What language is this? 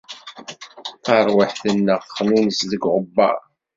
Kabyle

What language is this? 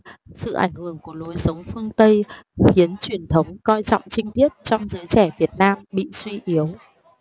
Vietnamese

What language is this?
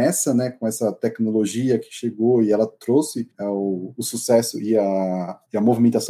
Portuguese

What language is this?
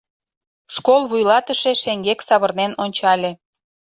Mari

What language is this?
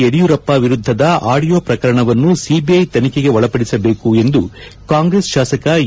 Kannada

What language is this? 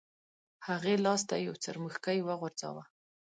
Pashto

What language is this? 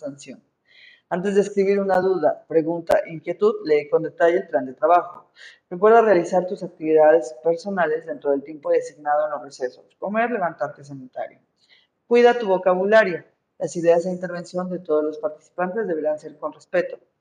Spanish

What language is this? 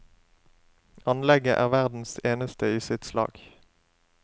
Norwegian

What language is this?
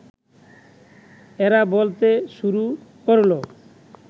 Bangla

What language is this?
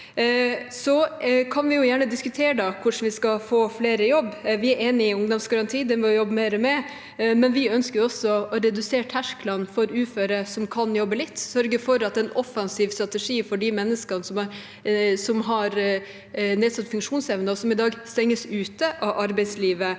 Norwegian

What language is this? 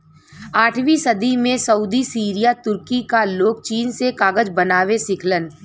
Bhojpuri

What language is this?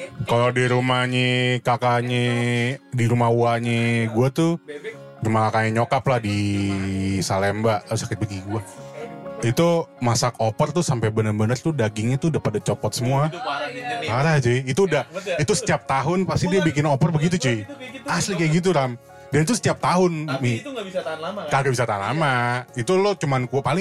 Indonesian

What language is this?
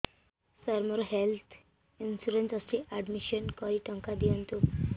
Odia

